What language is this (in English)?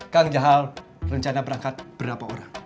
Indonesian